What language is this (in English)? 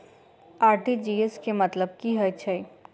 Maithili